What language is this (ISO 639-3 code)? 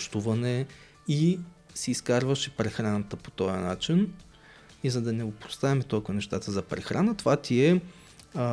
bul